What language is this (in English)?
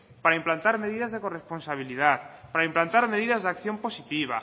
Spanish